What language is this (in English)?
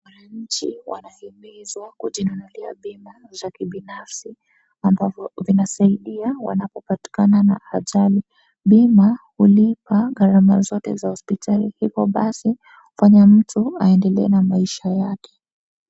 Swahili